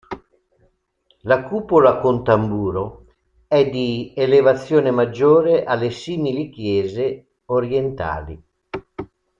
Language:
Italian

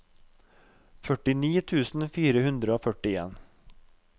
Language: Norwegian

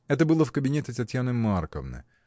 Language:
Russian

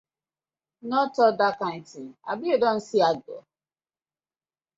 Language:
Nigerian Pidgin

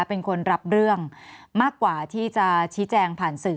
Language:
Thai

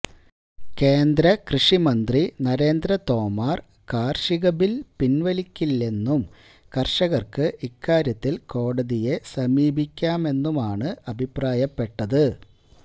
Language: Malayalam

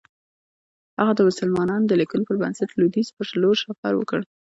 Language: Pashto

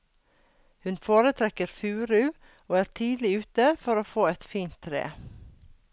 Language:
Norwegian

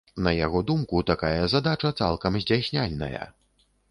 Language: Belarusian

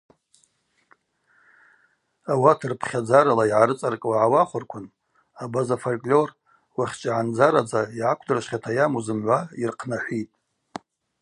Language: Abaza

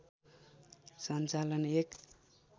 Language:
Nepali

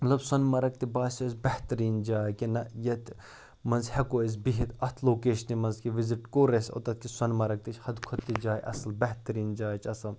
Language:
Kashmiri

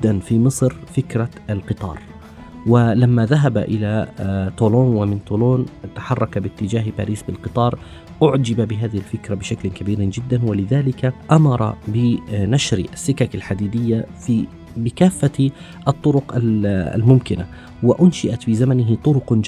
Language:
Arabic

